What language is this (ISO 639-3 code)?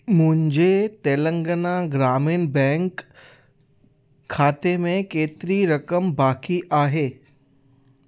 snd